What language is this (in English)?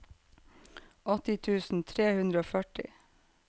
Norwegian